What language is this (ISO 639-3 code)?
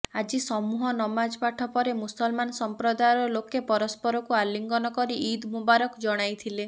ori